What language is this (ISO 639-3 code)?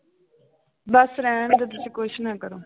pan